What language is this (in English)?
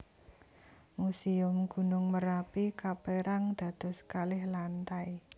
Javanese